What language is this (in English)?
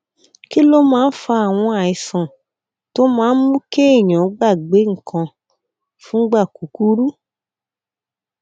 Yoruba